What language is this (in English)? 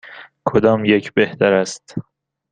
Persian